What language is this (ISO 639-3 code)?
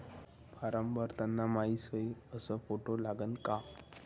mar